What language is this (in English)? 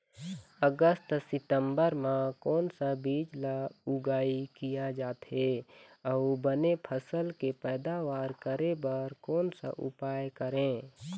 Chhattisgarhi